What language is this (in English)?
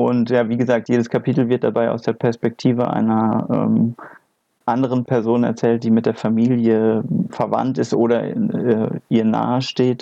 German